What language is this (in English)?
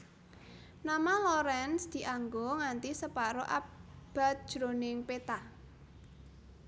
Javanese